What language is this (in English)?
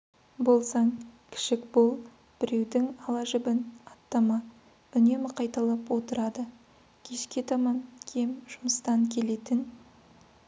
Kazakh